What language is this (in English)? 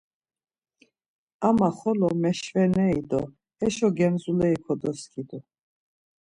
Laz